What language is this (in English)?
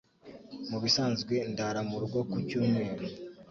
Kinyarwanda